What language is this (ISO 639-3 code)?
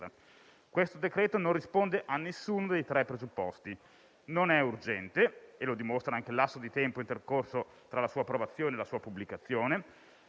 ita